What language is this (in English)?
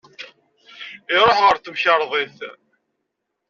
Kabyle